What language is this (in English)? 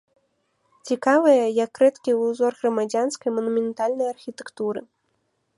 Belarusian